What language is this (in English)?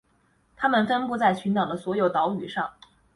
Chinese